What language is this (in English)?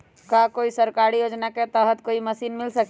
Magahi